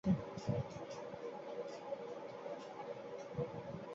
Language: Bangla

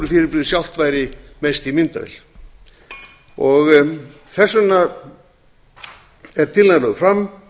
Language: Icelandic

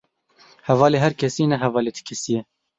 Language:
Kurdish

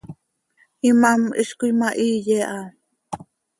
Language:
Seri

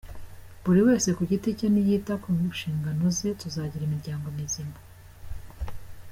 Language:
Kinyarwanda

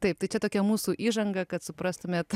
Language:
Lithuanian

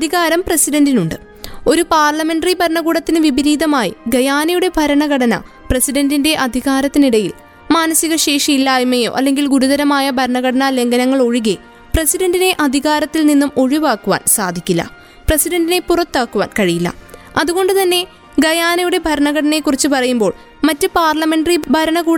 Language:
Malayalam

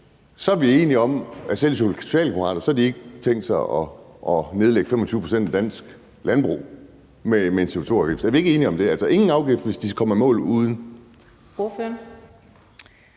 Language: Danish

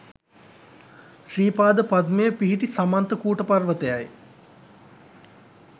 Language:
Sinhala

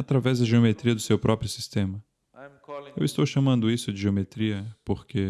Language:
Portuguese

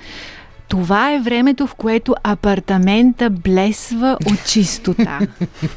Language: Bulgarian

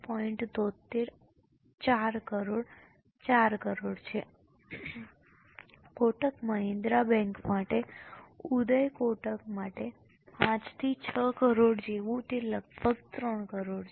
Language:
Gujarati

